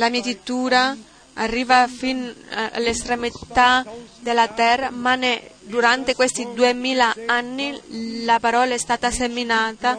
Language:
Italian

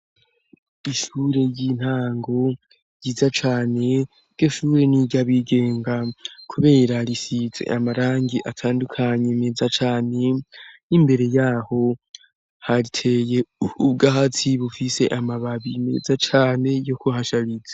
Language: Rundi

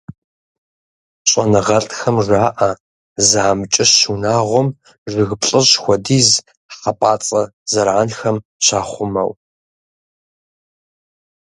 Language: Kabardian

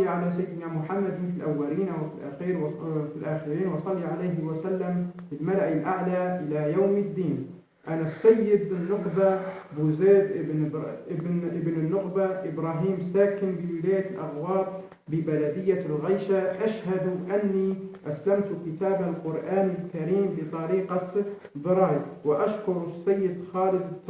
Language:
Arabic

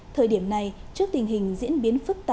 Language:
Vietnamese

